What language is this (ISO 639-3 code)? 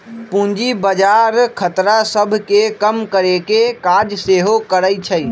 mag